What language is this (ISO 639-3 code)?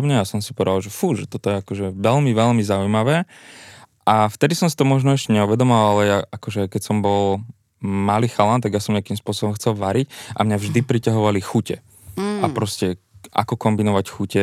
slk